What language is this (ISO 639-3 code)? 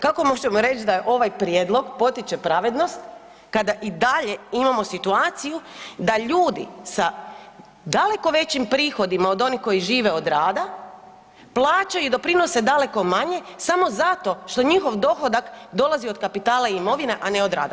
hrv